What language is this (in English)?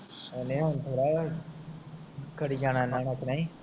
Punjabi